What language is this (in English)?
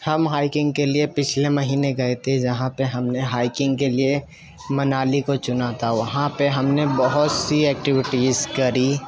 Urdu